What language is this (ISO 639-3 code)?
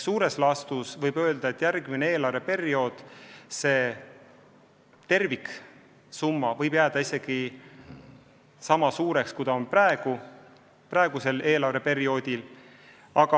est